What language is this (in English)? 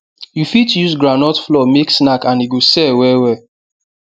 Nigerian Pidgin